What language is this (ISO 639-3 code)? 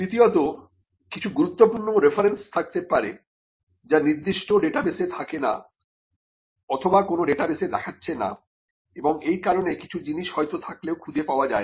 ben